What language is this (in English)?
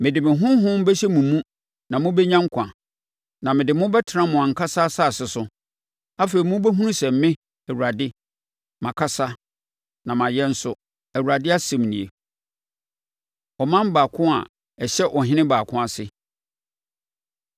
Akan